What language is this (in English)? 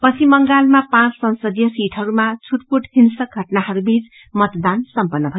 Nepali